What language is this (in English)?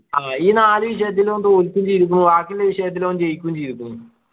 Malayalam